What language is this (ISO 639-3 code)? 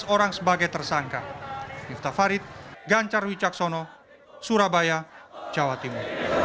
ind